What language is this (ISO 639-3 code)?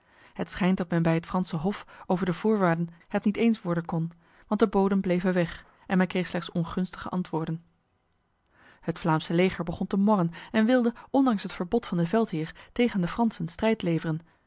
nld